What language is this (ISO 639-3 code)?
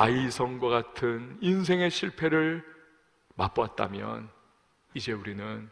kor